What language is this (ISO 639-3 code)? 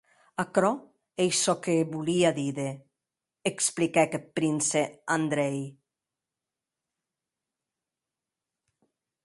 oci